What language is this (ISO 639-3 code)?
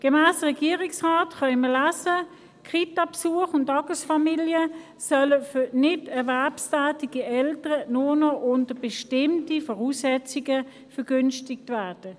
gsw